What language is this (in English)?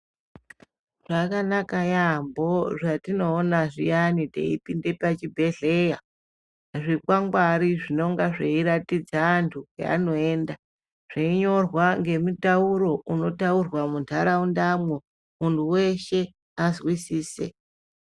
Ndau